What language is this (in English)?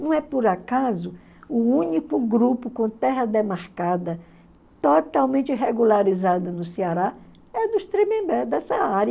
Portuguese